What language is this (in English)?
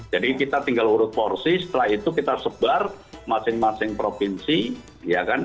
Indonesian